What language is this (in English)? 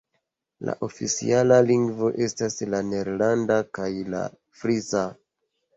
Esperanto